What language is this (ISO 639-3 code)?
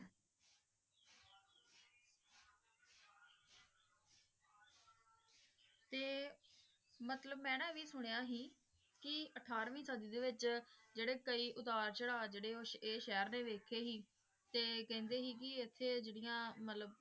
pan